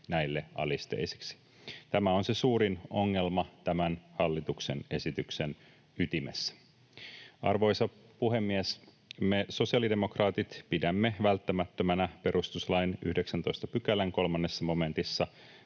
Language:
Finnish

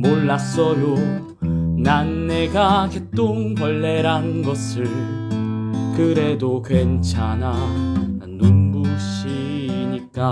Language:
Korean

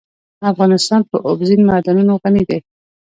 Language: Pashto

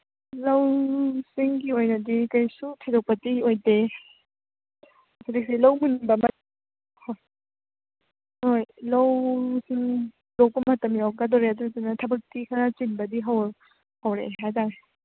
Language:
Manipuri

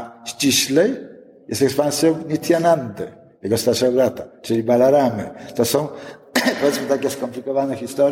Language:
Polish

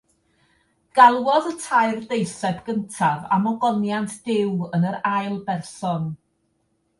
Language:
Welsh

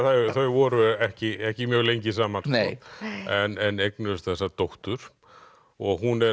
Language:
Icelandic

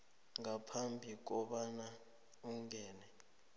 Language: South Ndebele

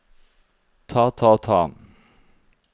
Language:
Norwegian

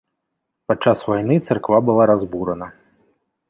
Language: Belarusian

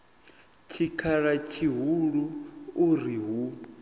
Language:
Venda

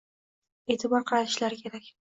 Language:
Uzbek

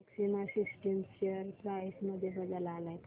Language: Marathi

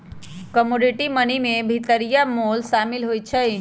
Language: Magahi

